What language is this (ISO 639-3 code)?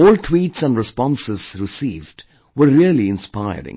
eng